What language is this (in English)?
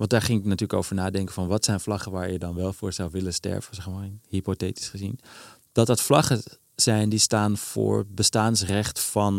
Dutch